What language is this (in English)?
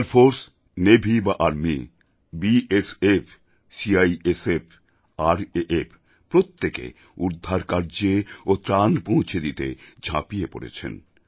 Bangla